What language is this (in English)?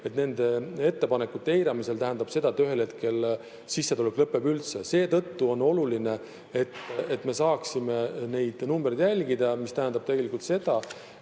Estonian